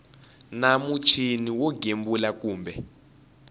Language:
Tsonga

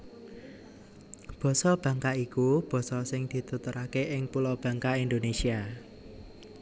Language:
Javanese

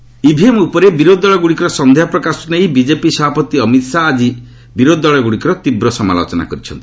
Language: Odia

